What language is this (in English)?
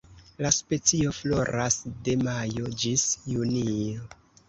Esperanto